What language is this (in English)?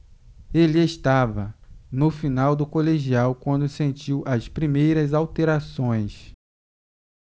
Portuguese